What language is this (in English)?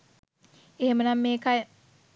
Sinhala